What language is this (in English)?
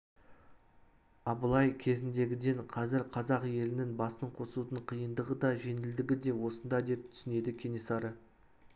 Kazakh